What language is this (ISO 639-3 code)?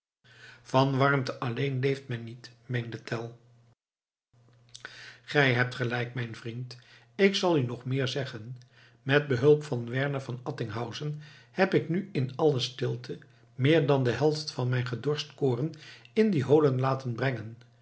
nld